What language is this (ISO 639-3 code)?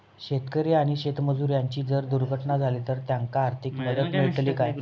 mar